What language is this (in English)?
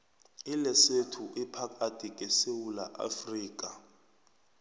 South Ndebele